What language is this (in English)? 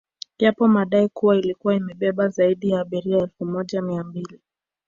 Swahili